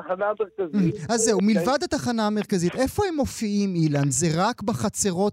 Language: Hebrew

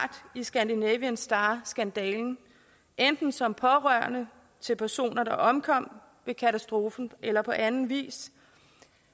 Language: Danish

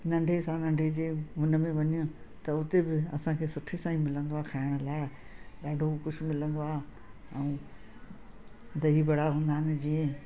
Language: Sindhi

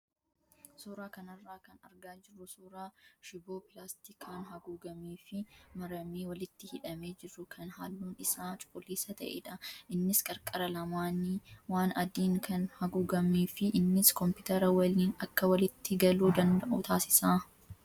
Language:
Oromo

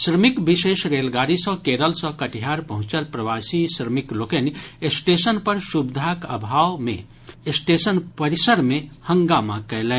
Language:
Maithili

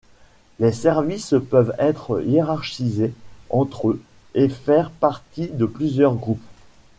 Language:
French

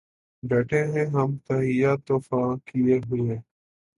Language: Urdu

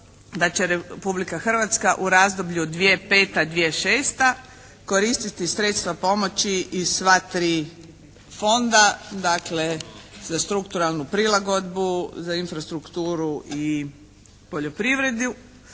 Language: Croatian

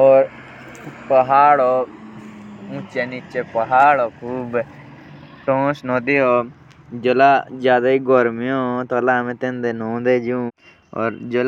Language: Jaunsari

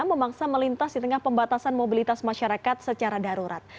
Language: Indonesian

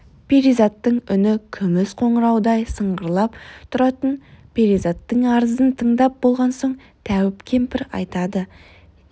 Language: Kazakh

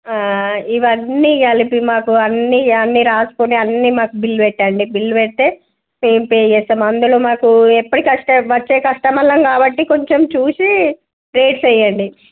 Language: Telugu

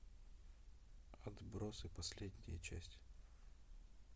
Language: Russian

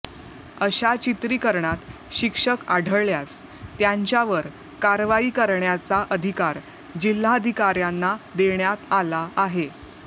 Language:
Marathi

